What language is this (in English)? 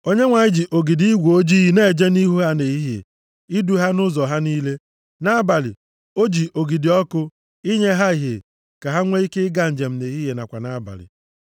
Igbo